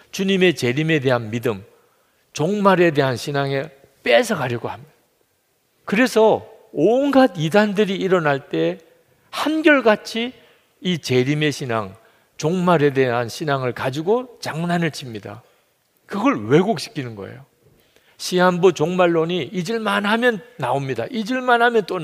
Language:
Korean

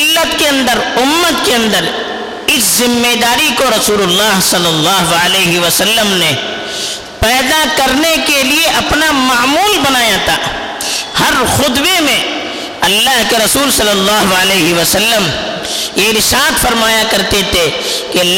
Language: Urdu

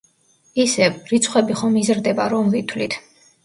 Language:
Georgian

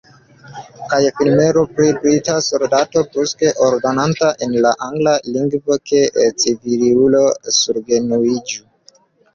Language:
Esperanto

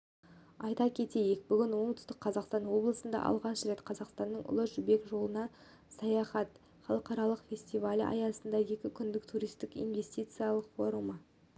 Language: Kazakh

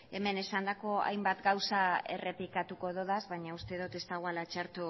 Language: Basque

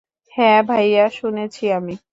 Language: Bangla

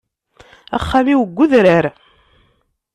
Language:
Kabyle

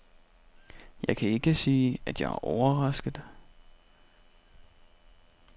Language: Danish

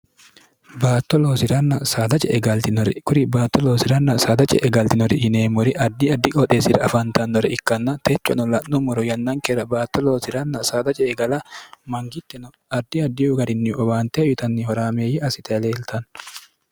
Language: Sidamo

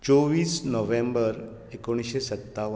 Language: Konkani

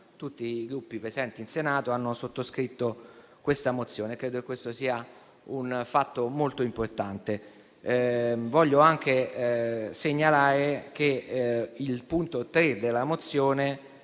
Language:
Italian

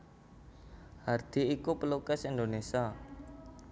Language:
Javanese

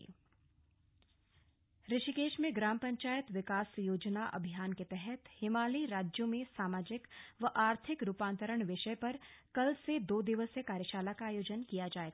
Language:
Hindi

